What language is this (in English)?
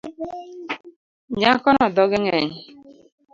Luo (Kenya and Tanzania)